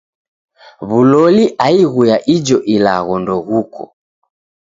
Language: Taita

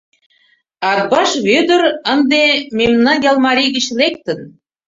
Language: Mari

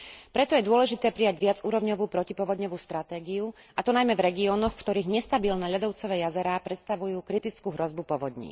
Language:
Slovak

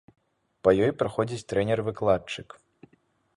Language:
Belarusian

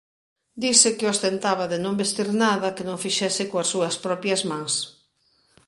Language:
Galician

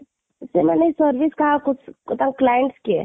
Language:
Odia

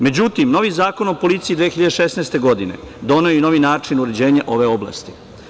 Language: Serbian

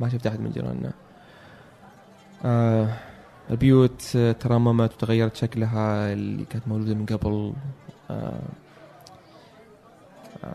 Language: Arabic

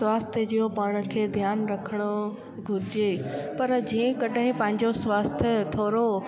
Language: Sindhi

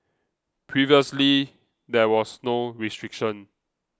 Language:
English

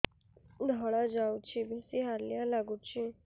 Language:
Odia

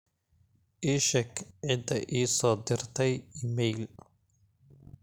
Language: Somali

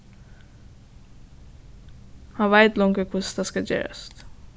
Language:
Faroese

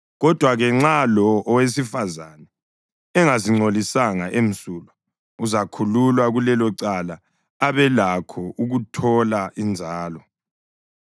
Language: North Ndebele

